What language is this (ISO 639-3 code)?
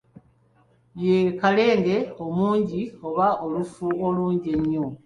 lug